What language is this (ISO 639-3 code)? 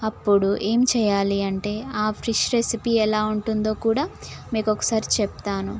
tel